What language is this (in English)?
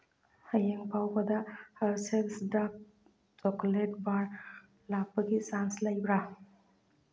Manipuri